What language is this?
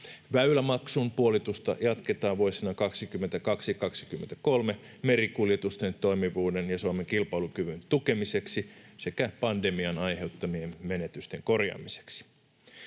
Finnish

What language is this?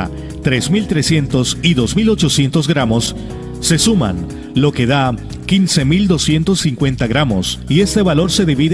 Spanish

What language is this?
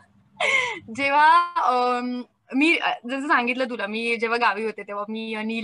Marathi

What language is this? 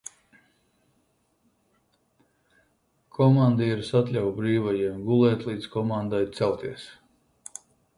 Latvian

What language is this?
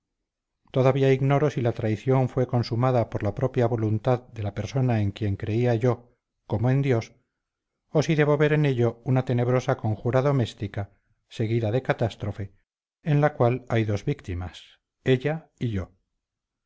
Spanish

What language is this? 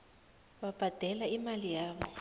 South Ndebele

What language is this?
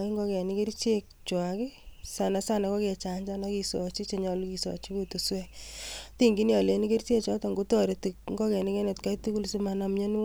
Kalenjin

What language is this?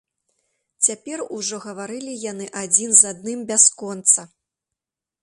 Belarusian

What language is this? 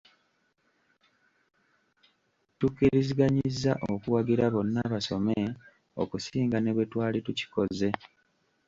Ganda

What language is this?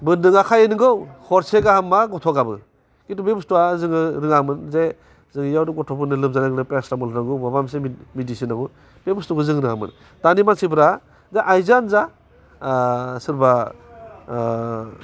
Bodo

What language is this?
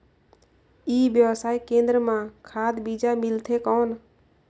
Chhattisgarhi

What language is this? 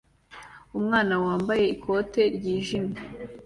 Kinyarwanda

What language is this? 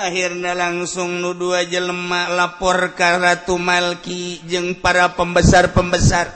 Indonesian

